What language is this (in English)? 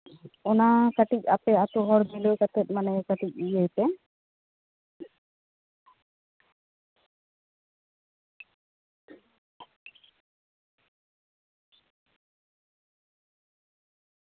Santali